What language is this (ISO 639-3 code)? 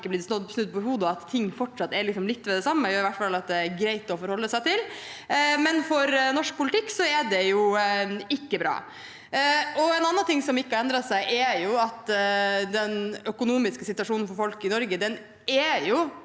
nor